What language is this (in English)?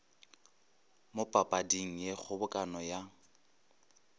Northern Sotho